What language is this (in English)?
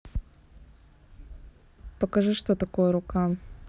Russian